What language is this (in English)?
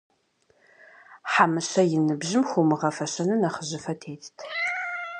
Kabardian